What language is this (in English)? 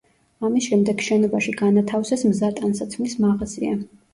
Georgian